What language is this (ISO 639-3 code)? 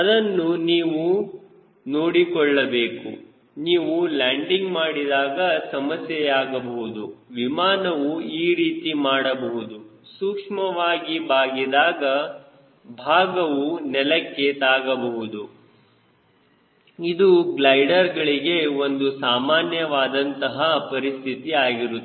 kan